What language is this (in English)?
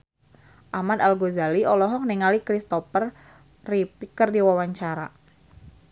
Sundanese